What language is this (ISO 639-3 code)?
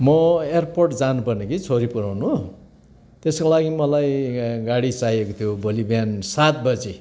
nep